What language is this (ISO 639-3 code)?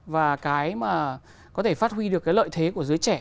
vie